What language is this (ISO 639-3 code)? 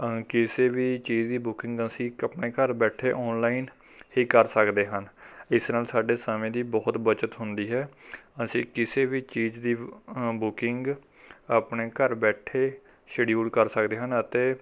pan